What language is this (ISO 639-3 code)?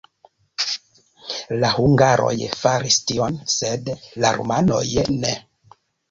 epo